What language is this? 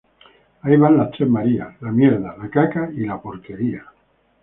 Spanish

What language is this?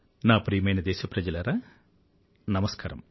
Telugu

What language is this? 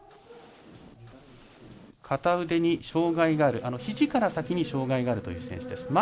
Japanese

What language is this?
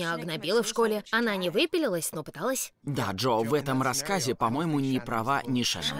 Russian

